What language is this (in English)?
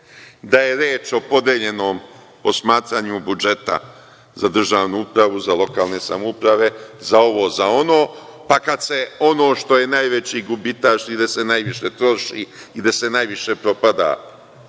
Serbian